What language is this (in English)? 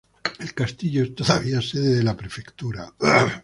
Spanish